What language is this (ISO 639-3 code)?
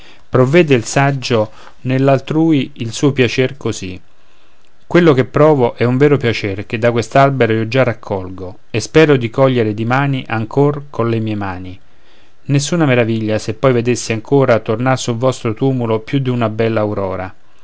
ita